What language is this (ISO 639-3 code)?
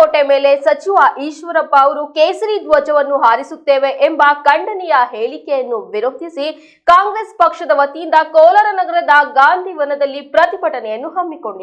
tur